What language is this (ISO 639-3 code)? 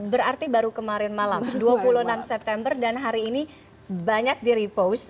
ind